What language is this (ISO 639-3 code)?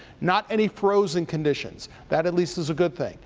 eng